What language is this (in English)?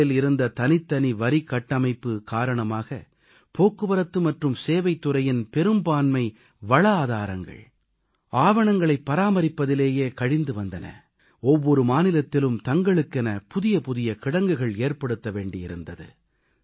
Tamil